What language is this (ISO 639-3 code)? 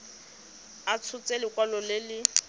tsn